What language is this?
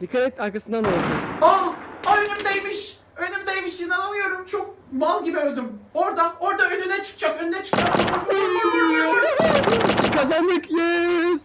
Turkish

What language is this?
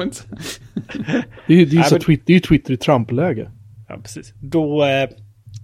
Swedish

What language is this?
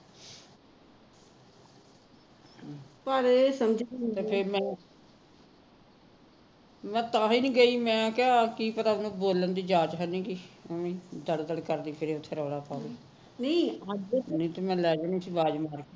Punjabi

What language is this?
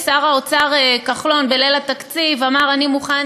Hebrew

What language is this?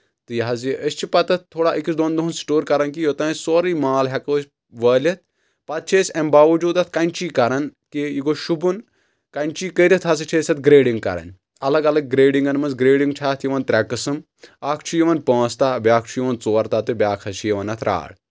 Kashmiri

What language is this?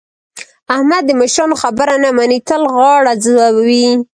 Pashto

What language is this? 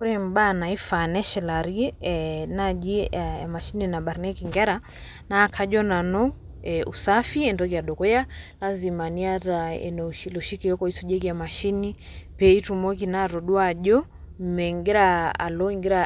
Masai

